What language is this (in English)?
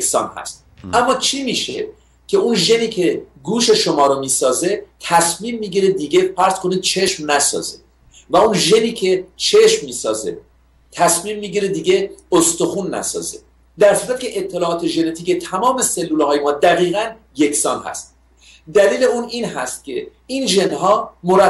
Persian